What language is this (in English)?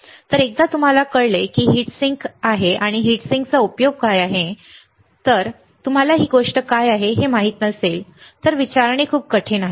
Marathi